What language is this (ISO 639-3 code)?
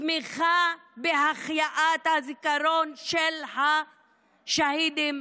heb